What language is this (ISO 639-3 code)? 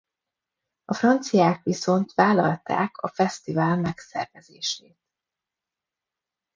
hun